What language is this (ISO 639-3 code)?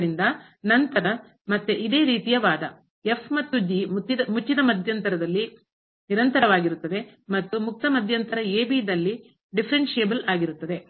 kan